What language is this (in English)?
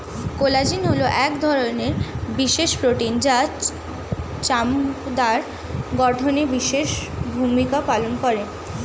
Bangla